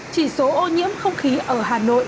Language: Vietnamese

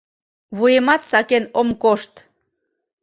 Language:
Mari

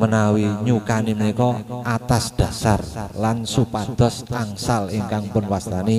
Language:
Indonesian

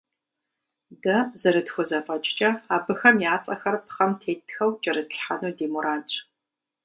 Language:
Kabardian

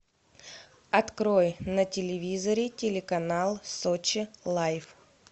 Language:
Russian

